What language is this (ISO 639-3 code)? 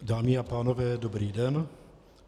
ces